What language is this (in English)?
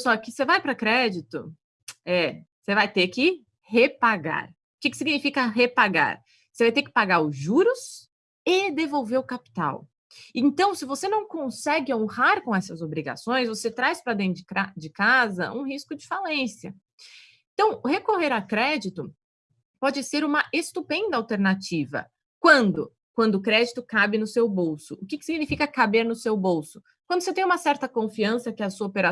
Portuguese